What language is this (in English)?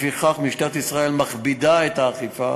Hebrew